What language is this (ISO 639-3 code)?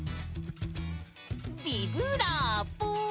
jpn